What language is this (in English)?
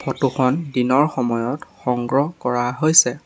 Assamese